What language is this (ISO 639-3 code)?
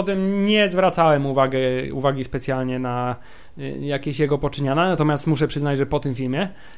pol